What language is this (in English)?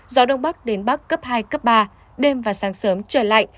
Vietnamese